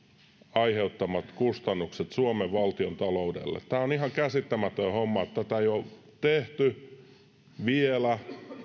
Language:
Finnish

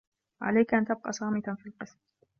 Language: Arabic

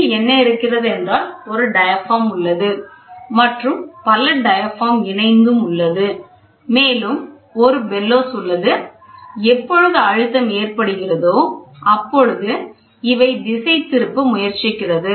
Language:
Tamil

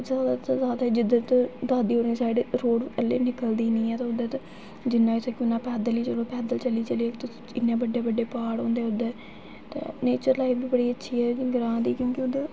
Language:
Dogri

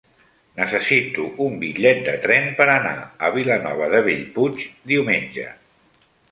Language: Catalan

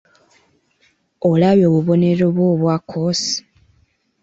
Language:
Ganda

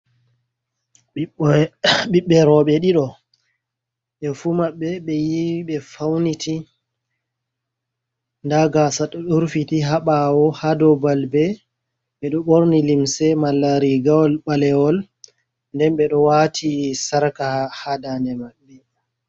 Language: Fula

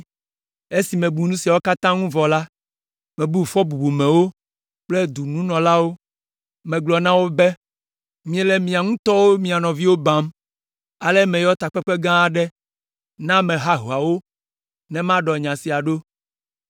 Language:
Ewe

